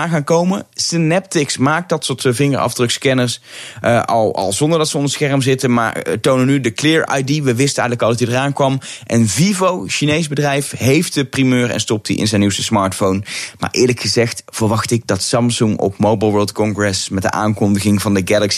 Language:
Dutch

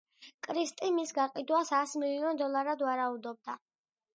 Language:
Georgian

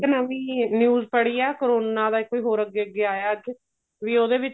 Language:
Punjabi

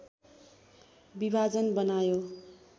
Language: Nepali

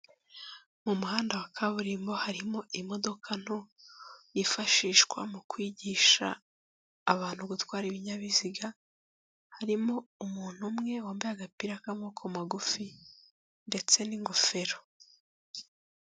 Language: Kinyarwanda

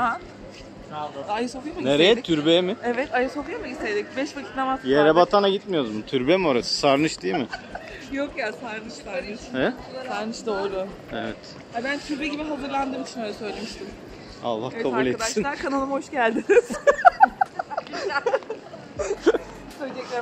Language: Turkish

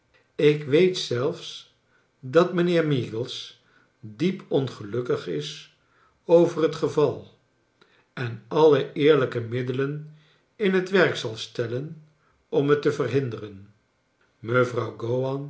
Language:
Dutch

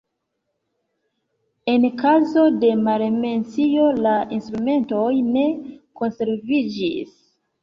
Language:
Esperanto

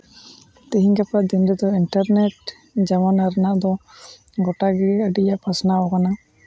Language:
Santali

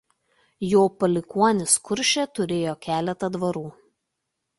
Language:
Lithuanian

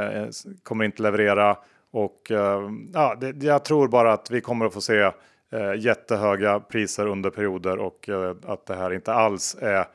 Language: Swedish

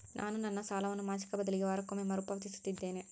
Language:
Kannada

